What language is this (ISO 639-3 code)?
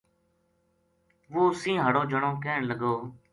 gju